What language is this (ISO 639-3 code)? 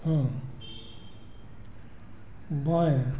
hin